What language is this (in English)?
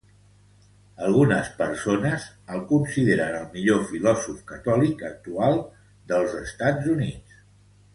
Catalan